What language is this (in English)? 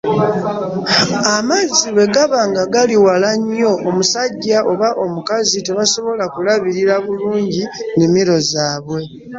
Ganda